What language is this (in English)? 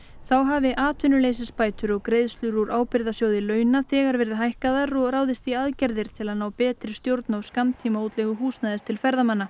Icelandic